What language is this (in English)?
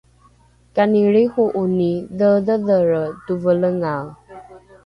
Rukai